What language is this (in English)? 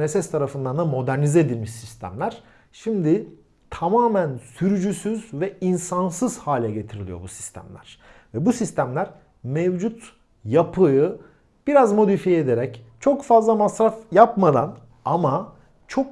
Turkish